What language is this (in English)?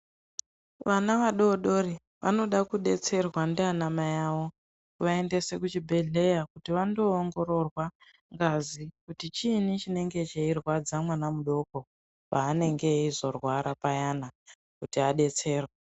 Ndau